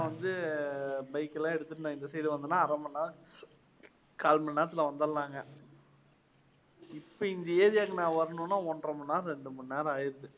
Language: Tamil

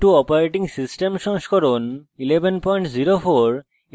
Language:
Bangla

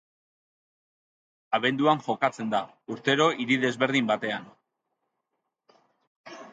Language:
Basque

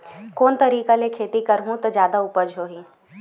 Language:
Chhattisgarhi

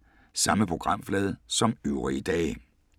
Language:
Danish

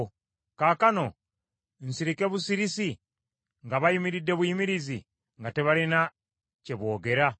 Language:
Ganda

